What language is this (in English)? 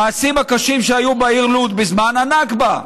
Hebrew